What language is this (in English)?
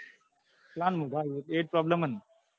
Gujarati